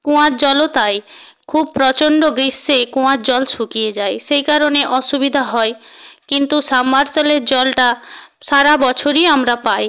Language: Bangla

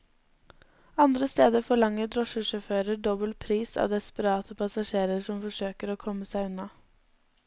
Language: Norwegian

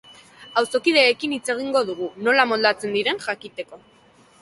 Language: Basque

